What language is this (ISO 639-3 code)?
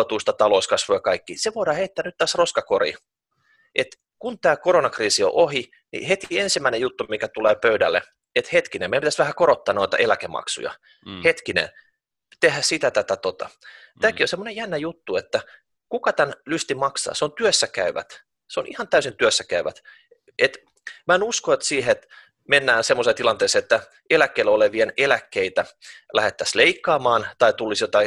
fin